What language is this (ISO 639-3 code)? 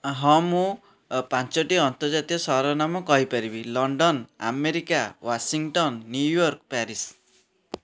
ori